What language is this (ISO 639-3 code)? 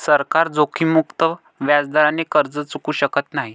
mar